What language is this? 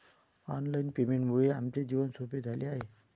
Marathi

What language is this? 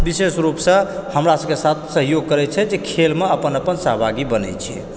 Maithili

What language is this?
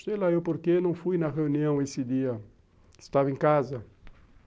Portuguese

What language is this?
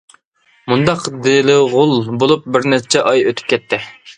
Uyghur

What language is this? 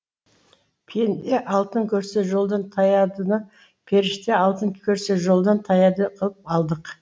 Kazakh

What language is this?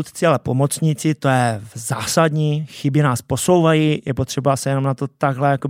Czech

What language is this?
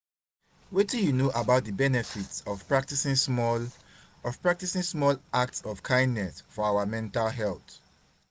Nigerian Pidgin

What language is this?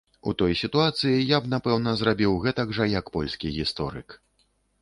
Belarusian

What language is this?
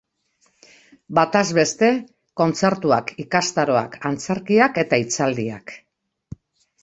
Basque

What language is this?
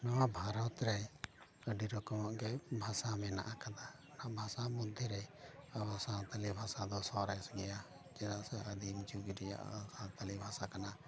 Santali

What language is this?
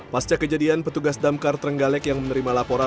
Indonesian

